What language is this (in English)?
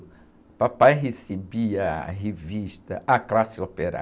Portuguese